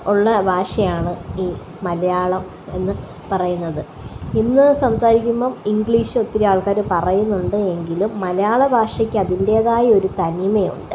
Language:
Malayalam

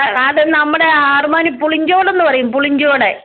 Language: Malayalam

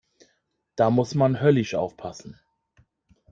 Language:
German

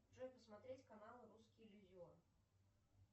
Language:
Russian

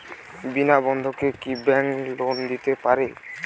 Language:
Bangla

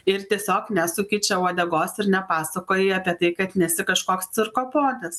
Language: Lithuanian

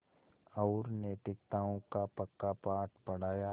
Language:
Hindi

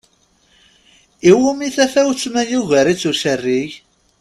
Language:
Kabyle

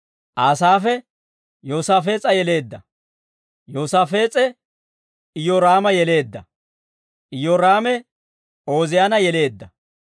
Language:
Dawro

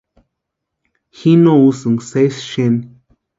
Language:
Western Highland Purepecha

